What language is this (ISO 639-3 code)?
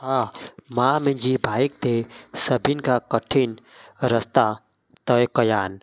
snd